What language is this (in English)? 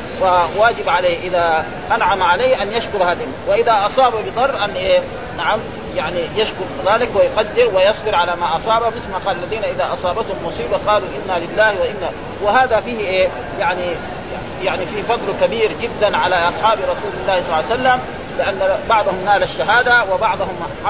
Arabic